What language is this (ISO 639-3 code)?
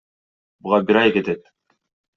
kir